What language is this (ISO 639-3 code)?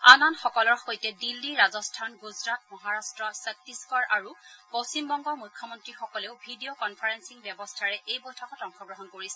asm